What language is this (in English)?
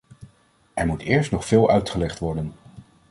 Dutch